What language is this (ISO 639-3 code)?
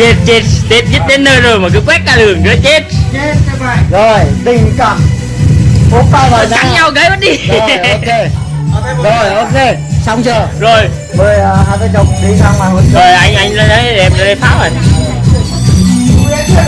vie